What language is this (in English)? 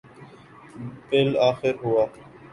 Urdu